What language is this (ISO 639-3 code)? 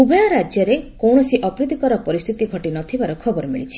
ori